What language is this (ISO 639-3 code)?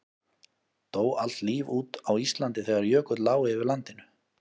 isl